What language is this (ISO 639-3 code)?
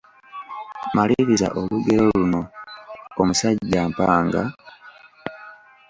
lug